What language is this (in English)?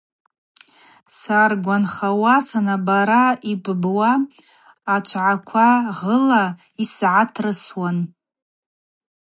Abaza